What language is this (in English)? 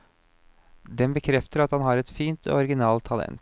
Norwegian